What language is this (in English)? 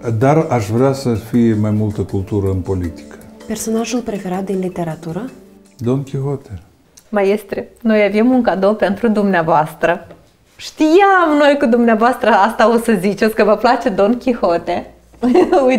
Romanian